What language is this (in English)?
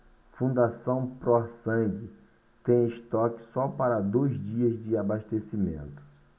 Portuguese